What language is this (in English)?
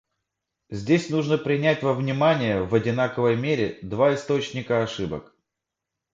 Russian